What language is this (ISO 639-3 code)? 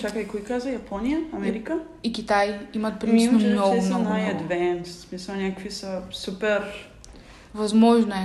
bul